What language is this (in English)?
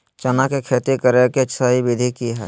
Magahi